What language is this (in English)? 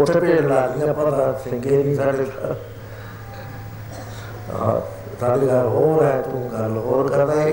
Punjabi